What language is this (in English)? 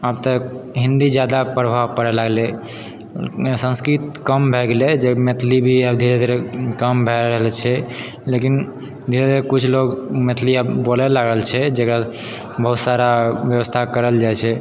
Maithili